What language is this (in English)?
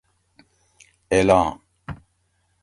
Gawri